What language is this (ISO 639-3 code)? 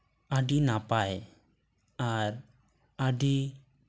sat